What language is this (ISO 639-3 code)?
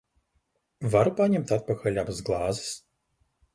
lav